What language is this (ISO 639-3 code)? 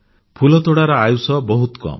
ori